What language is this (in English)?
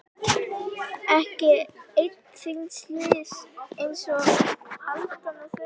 Icelandic